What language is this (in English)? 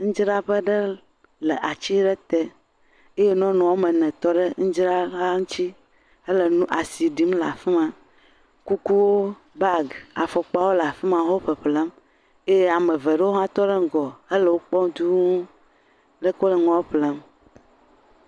Ewe